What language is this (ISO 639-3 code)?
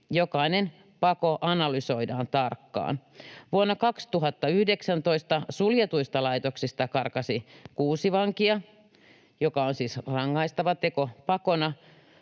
fin